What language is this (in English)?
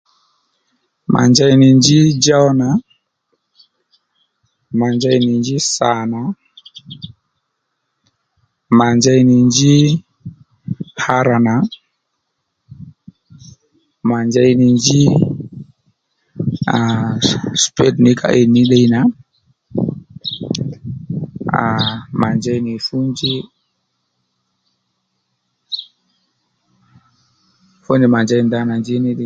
Lendu